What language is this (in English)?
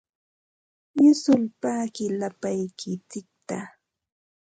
Ambo-Pasco Quechua